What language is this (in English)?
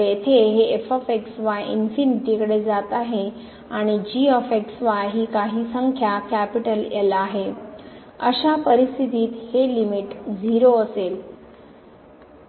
Marathi